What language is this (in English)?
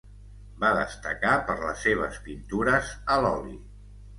Catalan